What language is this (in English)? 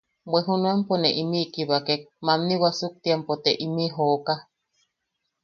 Yaqui